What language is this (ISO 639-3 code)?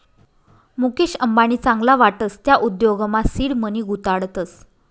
mar